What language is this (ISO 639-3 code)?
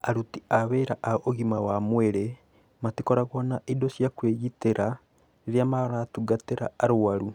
kik